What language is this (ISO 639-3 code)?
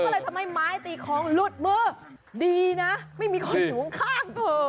tha